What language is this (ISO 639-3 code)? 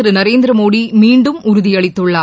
tam